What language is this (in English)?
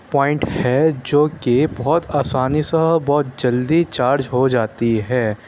Urdu